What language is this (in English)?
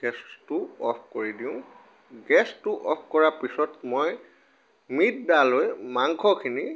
Assamese